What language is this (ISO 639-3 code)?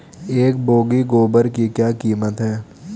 hin